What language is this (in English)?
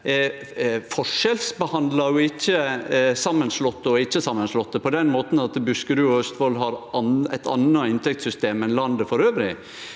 Norwegian